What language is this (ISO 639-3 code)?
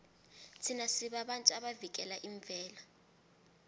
nbl